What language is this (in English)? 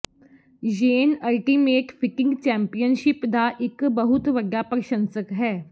Punjabi